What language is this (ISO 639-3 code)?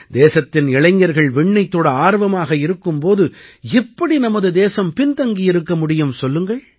tam